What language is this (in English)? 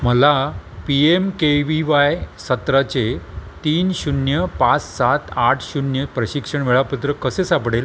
Marathi